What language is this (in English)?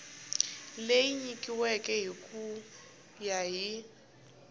Tsonga